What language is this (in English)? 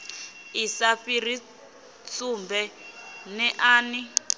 Venda